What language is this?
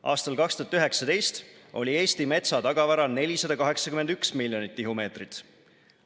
Estonian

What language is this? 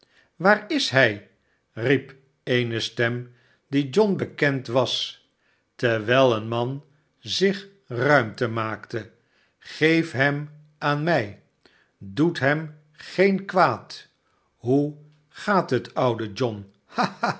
Dutch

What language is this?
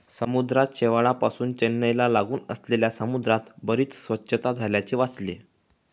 Marathi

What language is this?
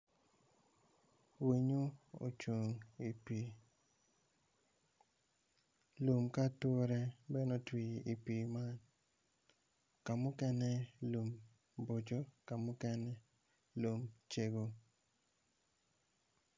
Acoli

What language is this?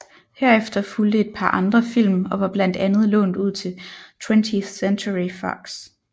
Danish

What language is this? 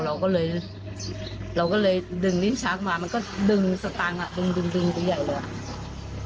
Thai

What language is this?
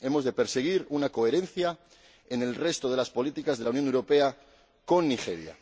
Spanish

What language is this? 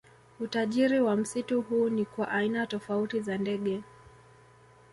Swahili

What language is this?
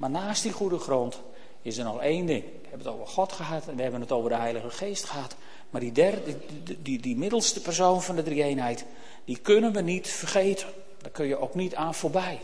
Dutch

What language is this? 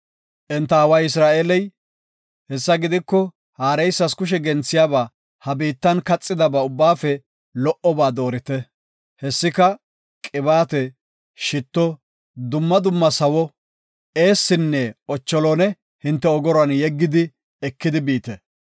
Gofa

